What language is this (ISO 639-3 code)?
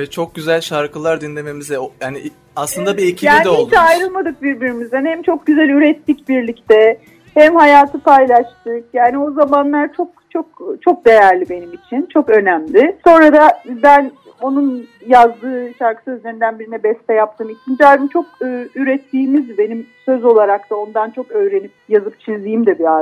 tur